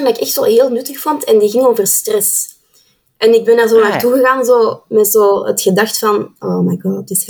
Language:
Dutch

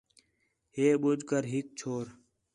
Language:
Khetrani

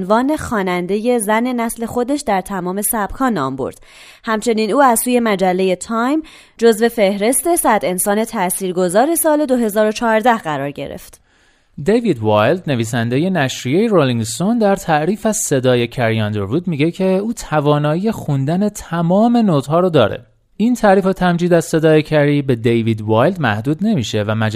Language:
Persian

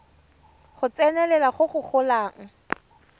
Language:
Tswana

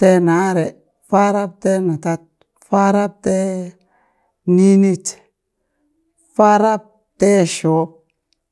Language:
Burak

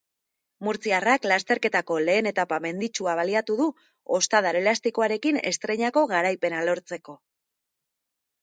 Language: Basque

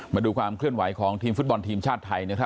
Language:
Thai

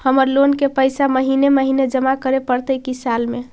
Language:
Magahi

